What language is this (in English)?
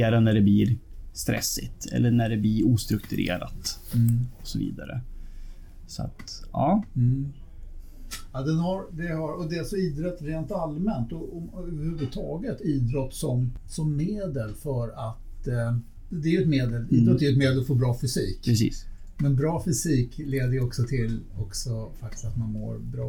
Swedish